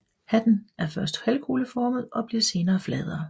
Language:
Danish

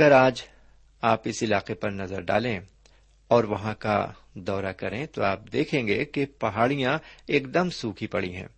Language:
Urdu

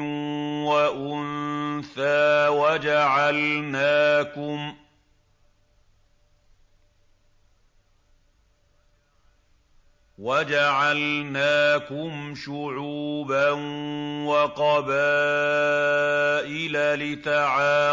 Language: Arabic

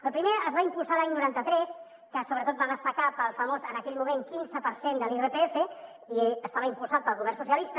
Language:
Catalan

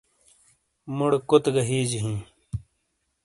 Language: Shina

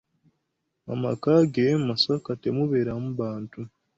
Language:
Ganda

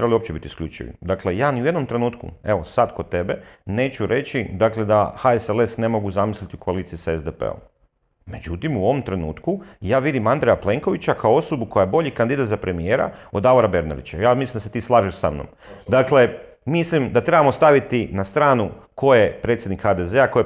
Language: Croatian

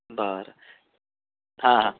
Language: Marathi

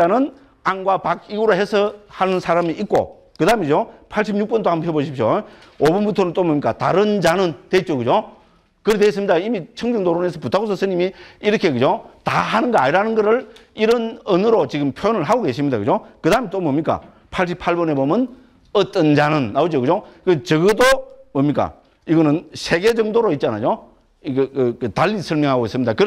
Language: Korean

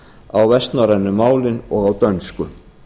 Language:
Icelandic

